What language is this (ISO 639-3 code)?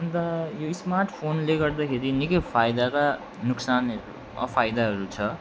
nep